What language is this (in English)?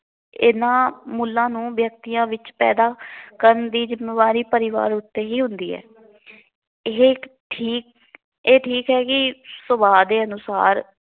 Punjabi